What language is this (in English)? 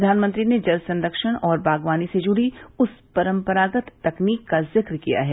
Hindi